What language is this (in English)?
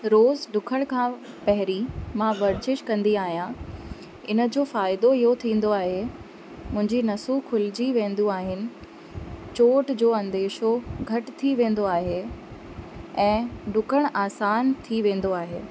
Sindhi